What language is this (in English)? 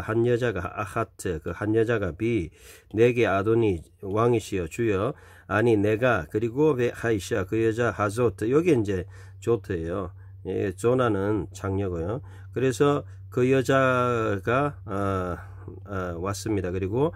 Korean